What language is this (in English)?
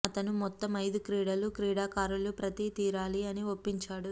Telugu